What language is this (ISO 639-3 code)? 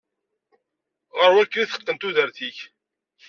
kab